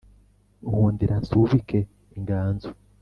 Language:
Kinyarwanda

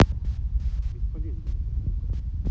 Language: Russian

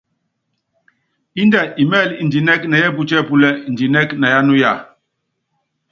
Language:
Yangben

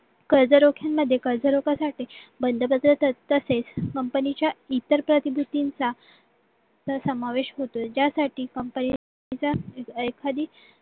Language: Marathi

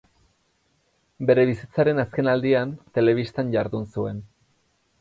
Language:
Basque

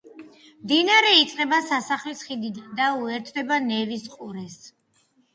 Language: Georgian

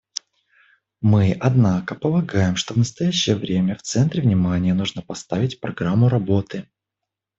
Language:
Russian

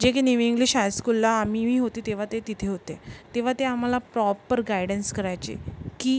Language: Marathi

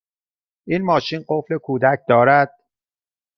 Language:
Persian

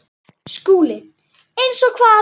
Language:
Icelandic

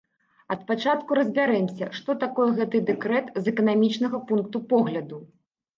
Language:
Belarusian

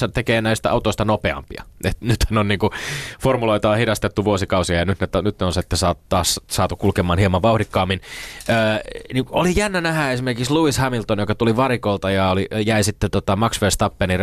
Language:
Finnish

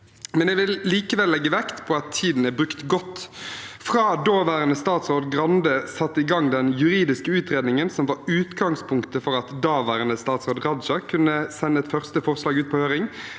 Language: Norwegian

